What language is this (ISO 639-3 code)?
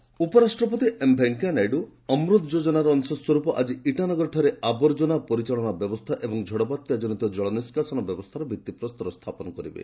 ori